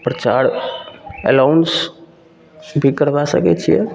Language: Maithili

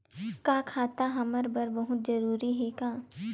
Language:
Chhattisgarhi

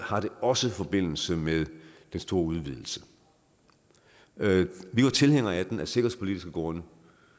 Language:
Danish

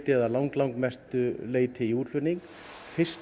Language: Icelandic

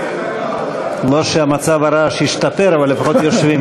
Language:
Hebrew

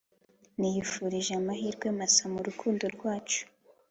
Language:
Kinyarwanda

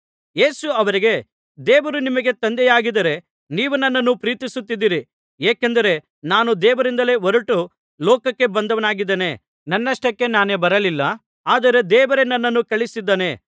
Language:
Kannada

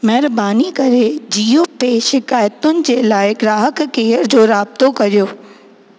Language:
Sindhi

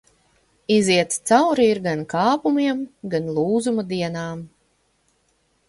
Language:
Latvian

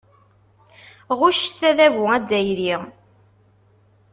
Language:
Kabyle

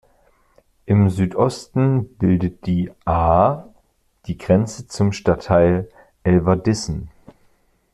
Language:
German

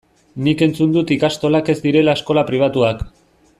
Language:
Basque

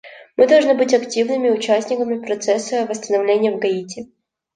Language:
Russian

